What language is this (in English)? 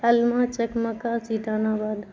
Urdu